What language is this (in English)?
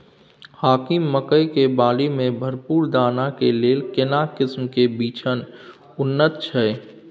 Maithili